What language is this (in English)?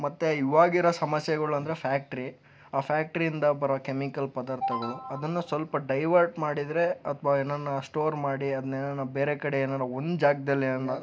Kannada